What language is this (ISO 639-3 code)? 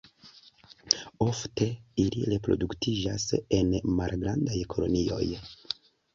epo